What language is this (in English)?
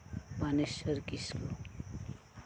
Santali